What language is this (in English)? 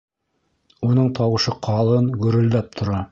Bashkir